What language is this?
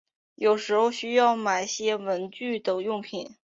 Chinese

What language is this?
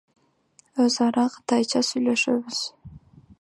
Kyrgyz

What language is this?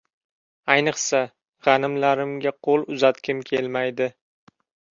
Uzbek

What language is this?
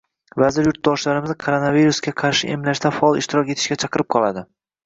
Uzbek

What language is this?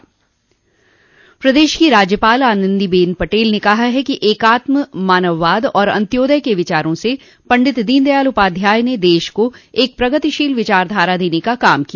Hindi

